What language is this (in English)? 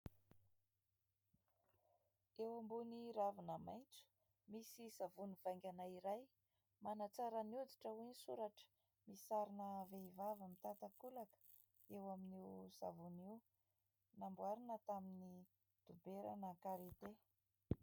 Malagasy